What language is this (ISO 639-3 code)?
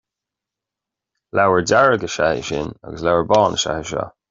gle